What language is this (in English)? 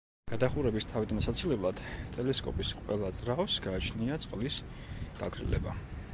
Georgian